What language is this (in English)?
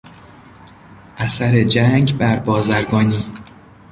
Persian